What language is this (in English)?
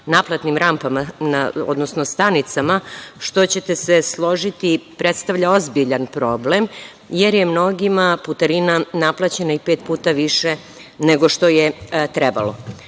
Serbian